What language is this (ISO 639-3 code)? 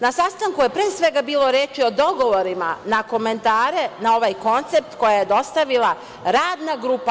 srp